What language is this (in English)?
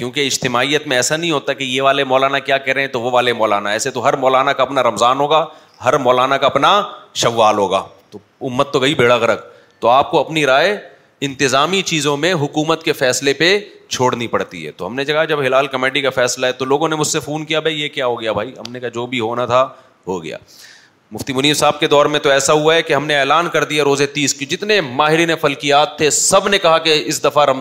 Urdu